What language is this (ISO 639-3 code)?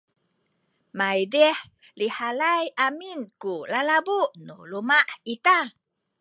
szy